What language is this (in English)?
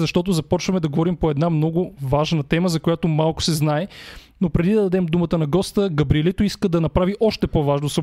Bulgarian